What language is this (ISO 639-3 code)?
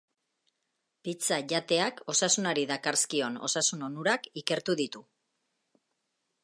eus